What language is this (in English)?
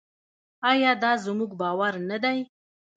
Pashto